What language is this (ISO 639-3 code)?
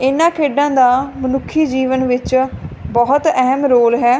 pan